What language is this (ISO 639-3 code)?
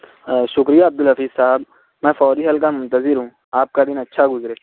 urd